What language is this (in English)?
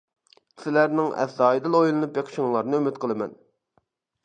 Uyghur